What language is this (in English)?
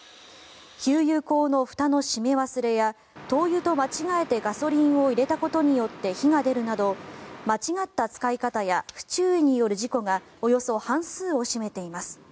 Japanese